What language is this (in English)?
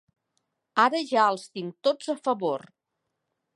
Catalan